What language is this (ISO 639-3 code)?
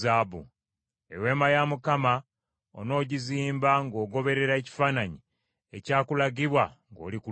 lug